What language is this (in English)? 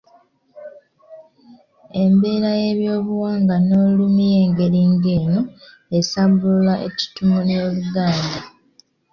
Ganda